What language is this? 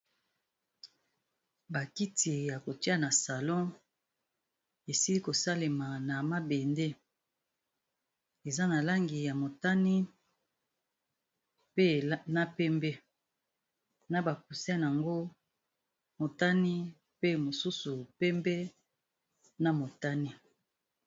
Lingala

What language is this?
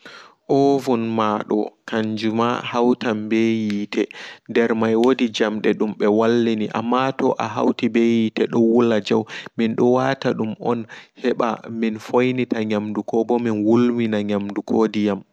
Fula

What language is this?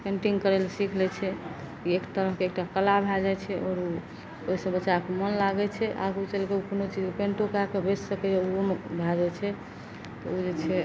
Maithili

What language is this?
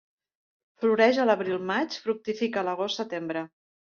Catalan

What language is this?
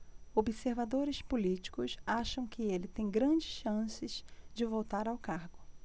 Portuguese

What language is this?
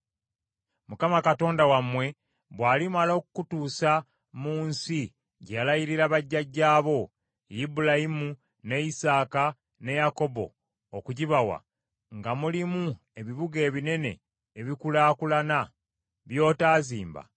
Ganda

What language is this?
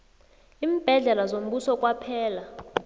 South Ndebele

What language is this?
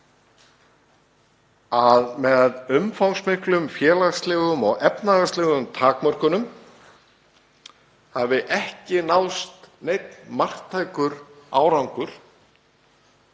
Icelandic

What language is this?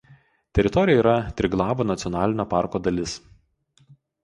Lithuanian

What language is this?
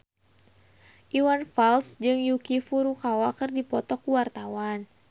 Sundanese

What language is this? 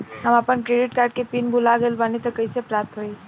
Bhojpuri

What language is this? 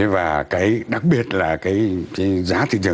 Vietnamese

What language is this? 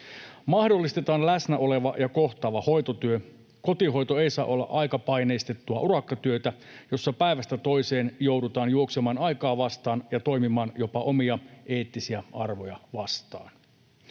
Finnish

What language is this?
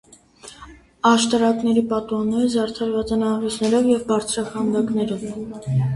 Armenian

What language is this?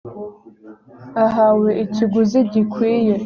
Kinyarwanda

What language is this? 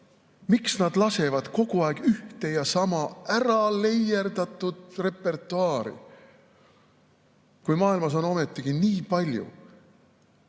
Estonian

